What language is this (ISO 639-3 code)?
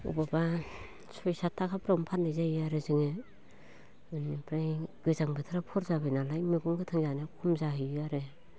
brx